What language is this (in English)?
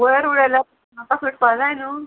Konkani